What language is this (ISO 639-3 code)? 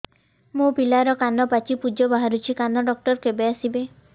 ori